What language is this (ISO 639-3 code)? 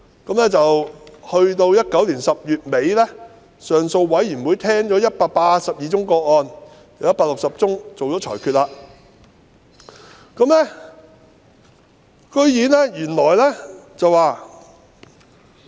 yue